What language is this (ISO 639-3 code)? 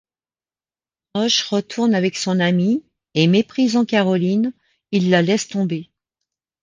fra